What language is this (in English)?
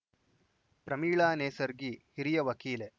Kannada